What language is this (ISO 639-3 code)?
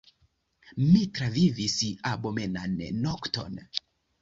epo